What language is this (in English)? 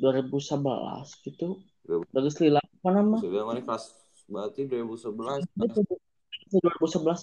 Indonesian